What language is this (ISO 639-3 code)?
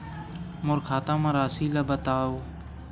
hne